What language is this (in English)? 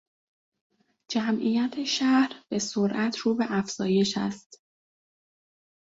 Persian